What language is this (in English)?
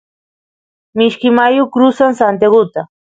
Santiago del Estero Quichua